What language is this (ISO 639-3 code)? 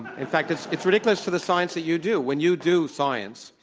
eng